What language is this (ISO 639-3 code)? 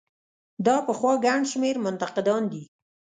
pus